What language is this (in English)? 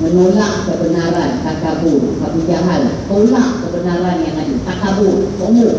Malay